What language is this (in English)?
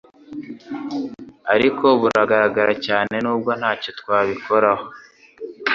Kinyarwanda